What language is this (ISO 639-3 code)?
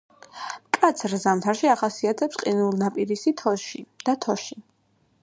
kat